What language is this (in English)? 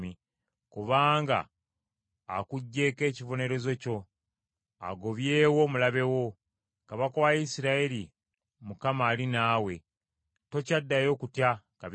Ganda